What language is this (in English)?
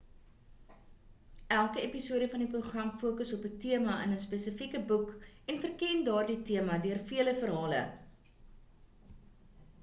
Afrikaans